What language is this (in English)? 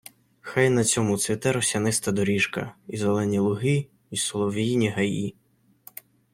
Ukrainian